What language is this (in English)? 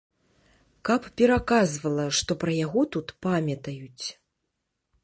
Belarusian